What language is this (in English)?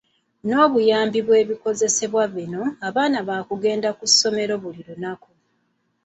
Ganda